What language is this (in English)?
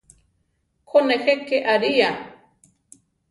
Central Tarahumara